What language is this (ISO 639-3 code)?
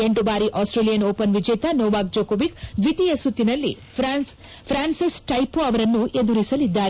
kan